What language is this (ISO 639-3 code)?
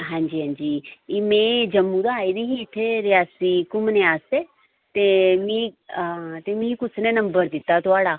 doi